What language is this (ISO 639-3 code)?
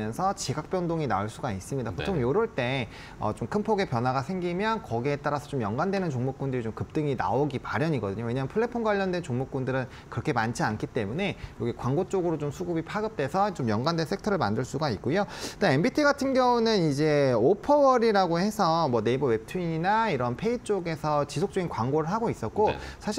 kor